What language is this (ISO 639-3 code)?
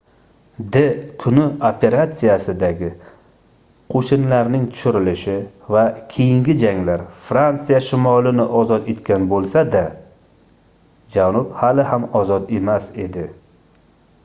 uzb